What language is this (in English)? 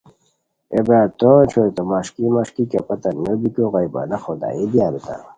Khowar